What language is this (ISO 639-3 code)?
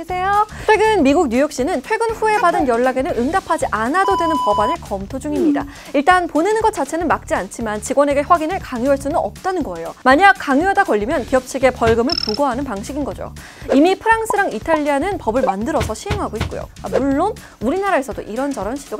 kor